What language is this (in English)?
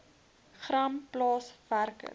Afrikaans